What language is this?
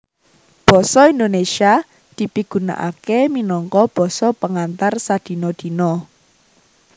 Javanese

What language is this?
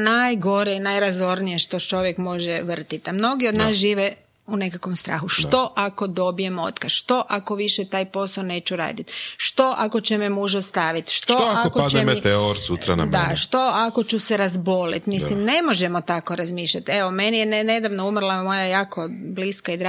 Croatian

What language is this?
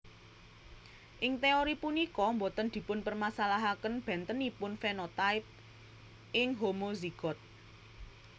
Javanese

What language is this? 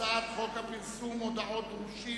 Hebrew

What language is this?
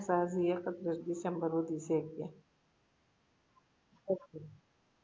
Gujarati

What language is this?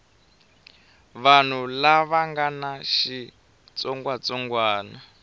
Tsonga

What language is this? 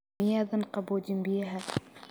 Somali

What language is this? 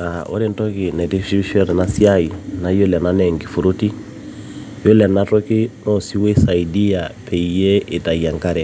Masai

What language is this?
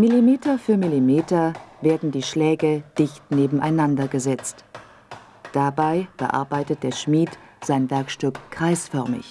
German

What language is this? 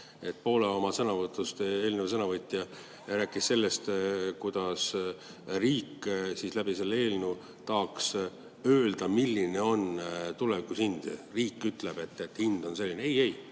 Estonian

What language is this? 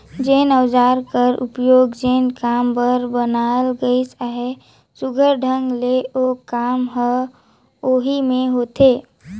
Chhattisgarhi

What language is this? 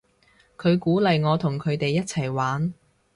Cantonese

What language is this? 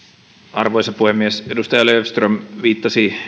Finnish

